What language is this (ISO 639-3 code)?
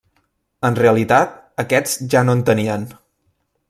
cat